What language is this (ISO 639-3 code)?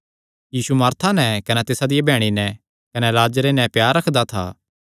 xnr